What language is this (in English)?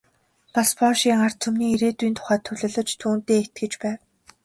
Mongolian